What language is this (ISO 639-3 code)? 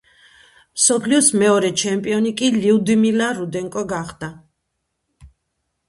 kat